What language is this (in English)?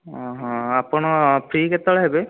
Odia